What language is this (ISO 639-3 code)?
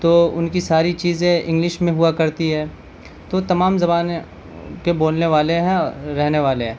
urd